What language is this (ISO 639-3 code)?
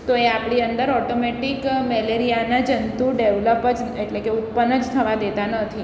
guj